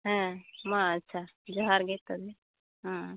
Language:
Santali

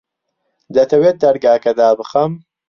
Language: Central Kurdish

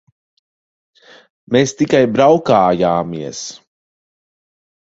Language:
Latvian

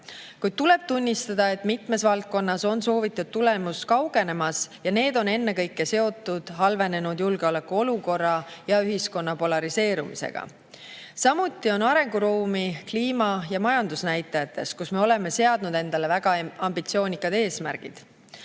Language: Estonian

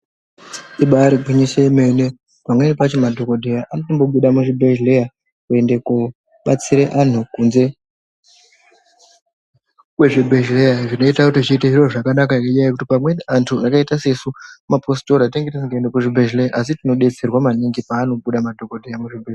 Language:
Ndau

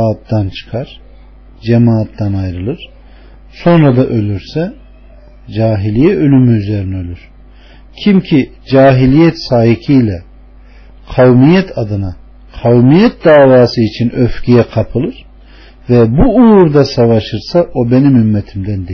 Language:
Turkish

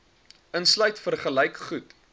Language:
Afrikaans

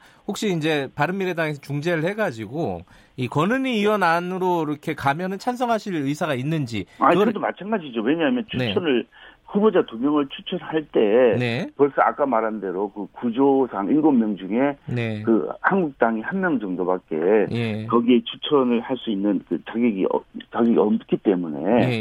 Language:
Korean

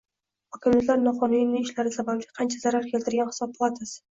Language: Uzbek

